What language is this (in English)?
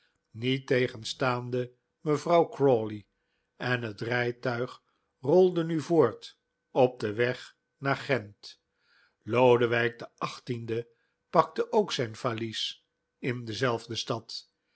Dutch